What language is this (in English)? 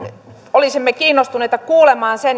Finnish